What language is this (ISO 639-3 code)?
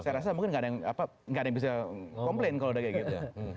ind